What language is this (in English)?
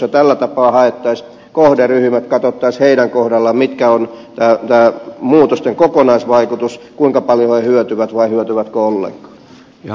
Finnish